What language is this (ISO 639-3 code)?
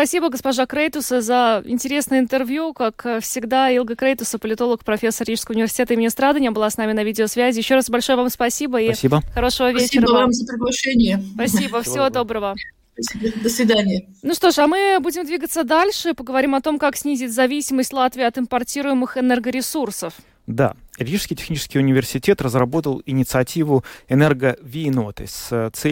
rus